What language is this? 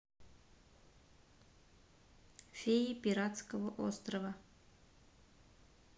Russian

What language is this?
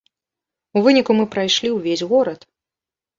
Belarusian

